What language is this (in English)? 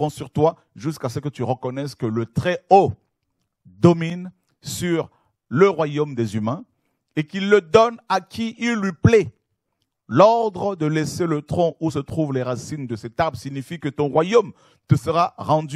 French